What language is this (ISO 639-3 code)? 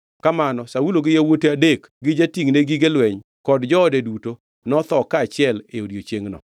luo